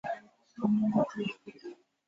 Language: Chinese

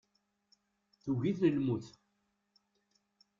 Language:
Kabyle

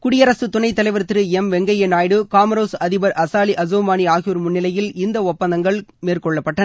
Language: Tamil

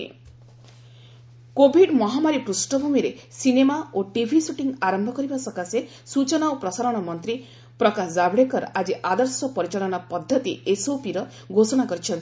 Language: Odia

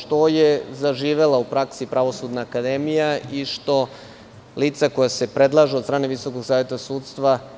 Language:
Serbian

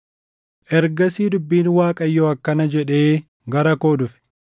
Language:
Oromo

